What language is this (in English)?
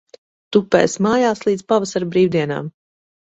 Latvian